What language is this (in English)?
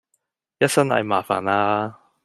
Cantonese